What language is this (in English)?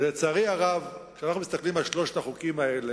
Hebrew